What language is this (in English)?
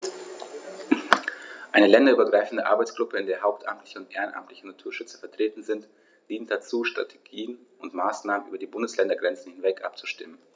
German